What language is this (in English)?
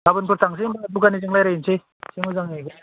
Bodo